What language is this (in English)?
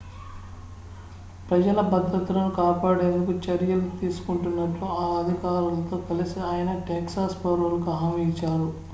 Telugu